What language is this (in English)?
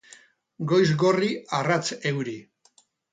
Basque